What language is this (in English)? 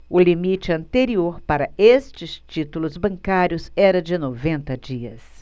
Portuguese